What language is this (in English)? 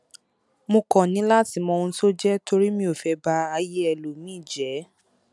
Yoruba